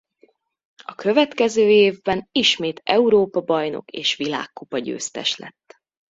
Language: Hungarian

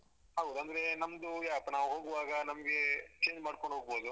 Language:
Kannada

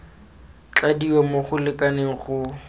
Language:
Tswana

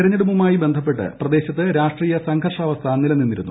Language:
Malayalam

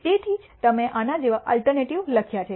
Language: Gujarati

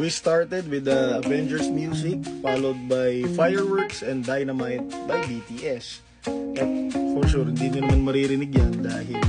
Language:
Filipino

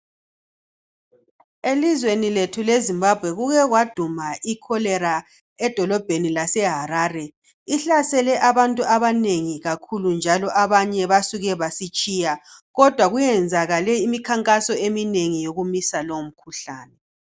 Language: North Ndebele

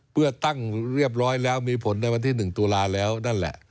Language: Thai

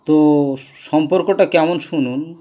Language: Bangla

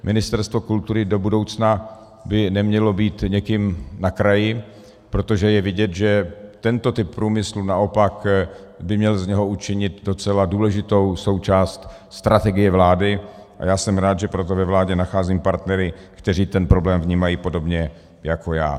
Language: Czech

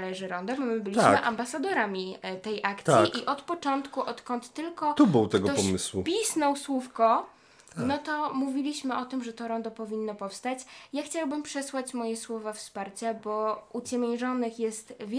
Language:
Polish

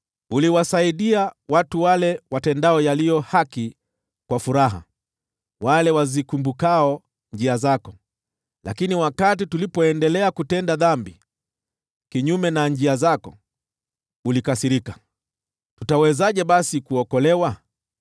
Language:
Swahili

